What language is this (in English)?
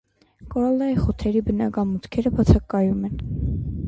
Armenian